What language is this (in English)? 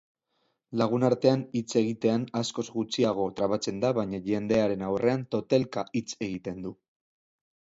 Basque